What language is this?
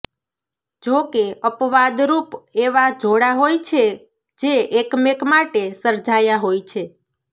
Gujarati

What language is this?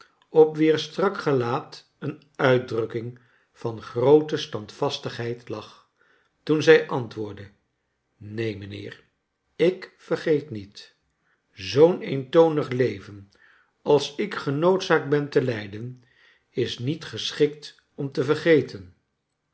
Dutch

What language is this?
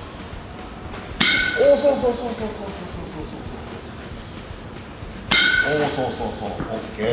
Japanese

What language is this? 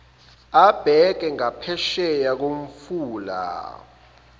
Zulu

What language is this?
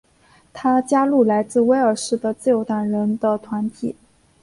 Chinese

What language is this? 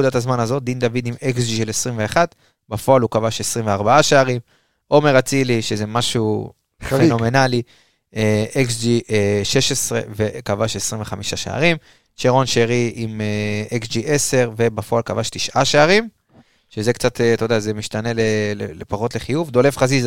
Hebrew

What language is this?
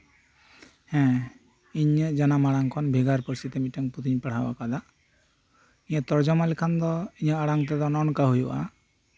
Santali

